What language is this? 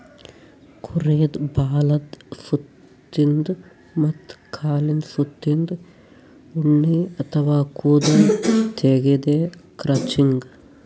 Kannada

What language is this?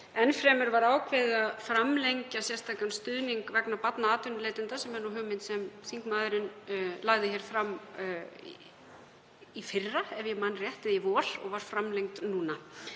Icelandic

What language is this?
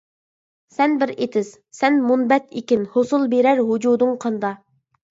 Uyghur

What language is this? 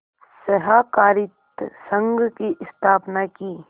Hindi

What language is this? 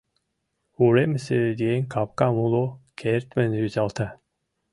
Mari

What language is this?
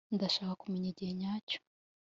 Kinyarwanda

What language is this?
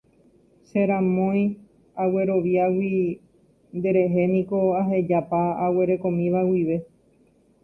Guarani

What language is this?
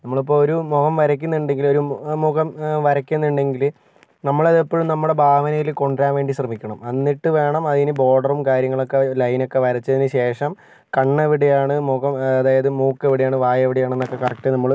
Malayalam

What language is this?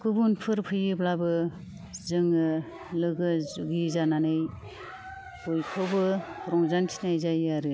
Bodo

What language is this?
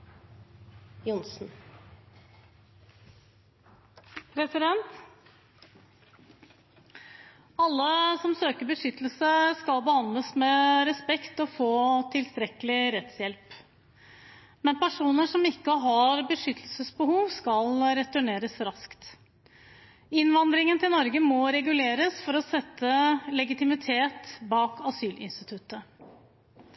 Norwegian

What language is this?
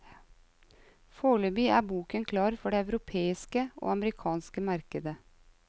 Norwegian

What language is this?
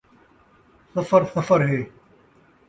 Saraiki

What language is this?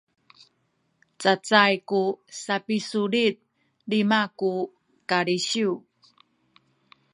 Sakizaya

